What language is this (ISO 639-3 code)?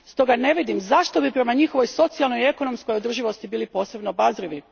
hrv